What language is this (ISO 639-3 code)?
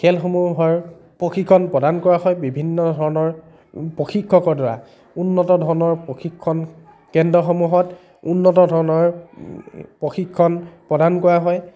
asm